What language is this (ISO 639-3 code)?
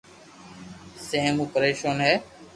lrk